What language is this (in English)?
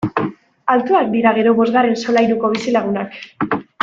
Basque